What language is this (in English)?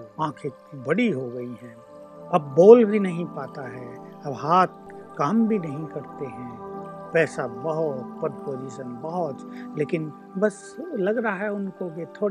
Hindi